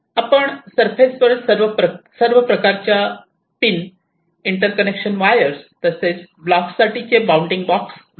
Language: Marathi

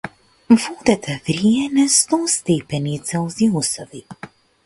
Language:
Macedonian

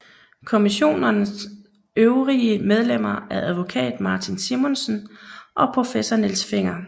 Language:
Danish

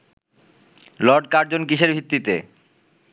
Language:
Bangla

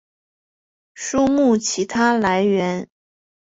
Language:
Chinese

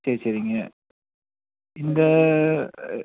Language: Tamil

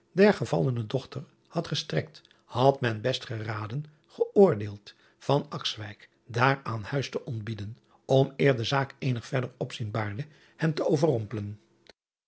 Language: Dutch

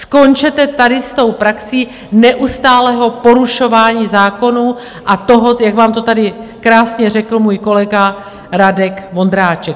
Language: Czech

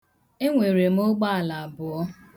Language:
Igbo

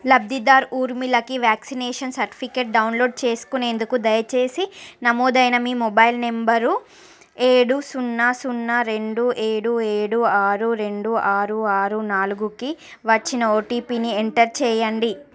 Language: Telugu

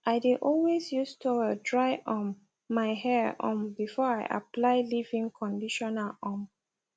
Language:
Nigerian Pidgin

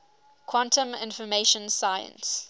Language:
English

